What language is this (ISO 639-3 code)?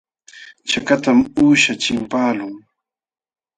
qxw